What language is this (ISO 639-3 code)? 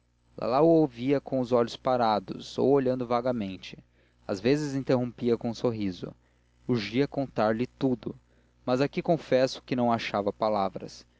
por